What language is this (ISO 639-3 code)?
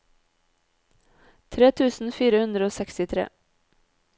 nor